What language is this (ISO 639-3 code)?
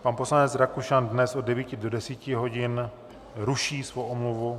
ces